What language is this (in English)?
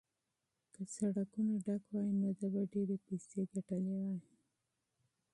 Pashto